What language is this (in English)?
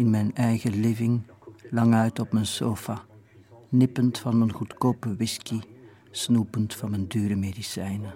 Dutch